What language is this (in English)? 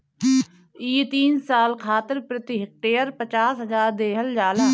Bhojpuri